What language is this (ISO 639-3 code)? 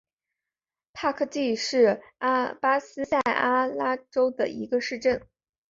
zho